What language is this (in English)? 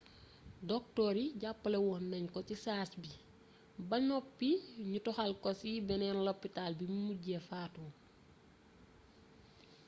Wolof